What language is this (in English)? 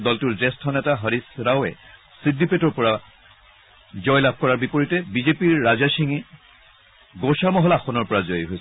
Assamese